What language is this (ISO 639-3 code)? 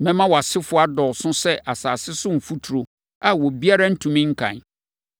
aka